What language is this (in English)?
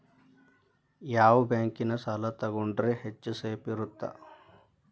Kannada